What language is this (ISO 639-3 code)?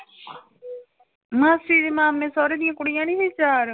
pan